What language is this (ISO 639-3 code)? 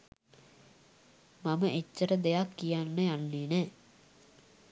sin